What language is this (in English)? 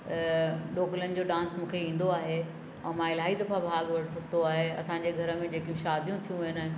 Sindhi